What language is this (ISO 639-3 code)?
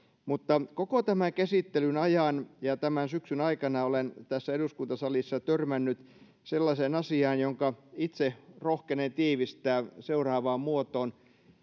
fin